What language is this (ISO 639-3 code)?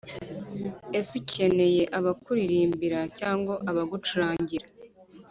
kin